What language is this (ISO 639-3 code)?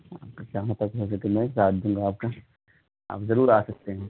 urd